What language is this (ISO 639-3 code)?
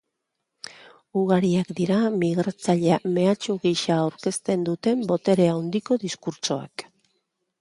eus